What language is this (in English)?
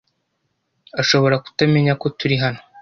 Kinyarwanda